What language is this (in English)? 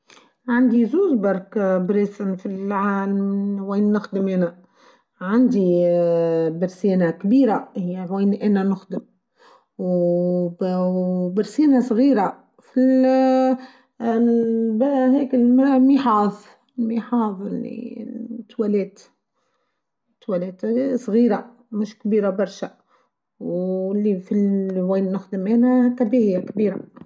Tunisian Arabic